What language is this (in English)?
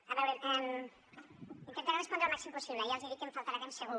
Catalan